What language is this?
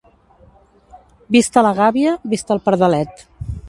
Catalan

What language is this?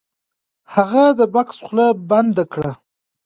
Pashto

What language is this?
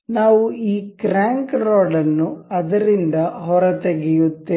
Kannada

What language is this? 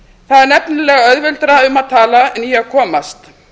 Icelandic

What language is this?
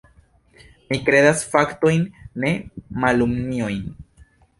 Esperanto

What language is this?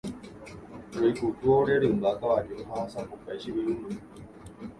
Guarani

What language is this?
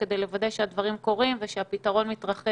Hebrew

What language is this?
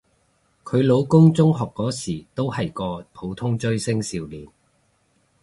Cantonese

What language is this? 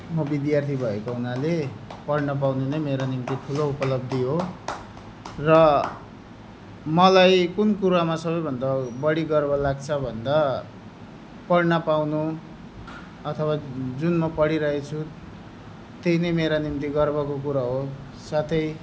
Nepali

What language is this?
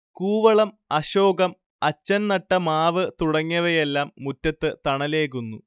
Malayalam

